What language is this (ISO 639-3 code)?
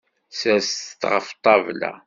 kab